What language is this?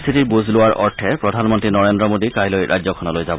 Assamese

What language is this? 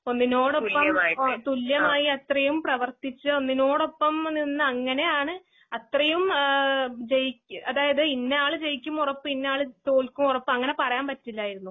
Malayalam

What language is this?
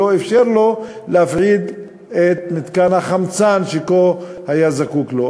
Hebrew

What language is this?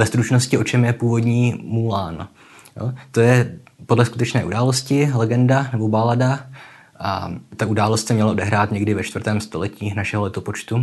Czech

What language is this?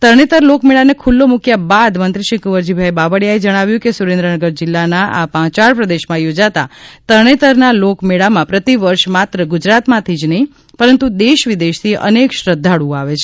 Gujarati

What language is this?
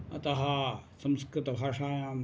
Sanskrit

